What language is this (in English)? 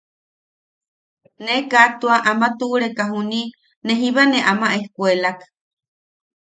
Yaqui